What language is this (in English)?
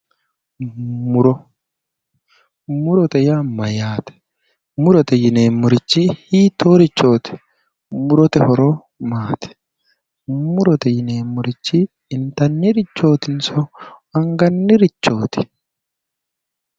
Sidamo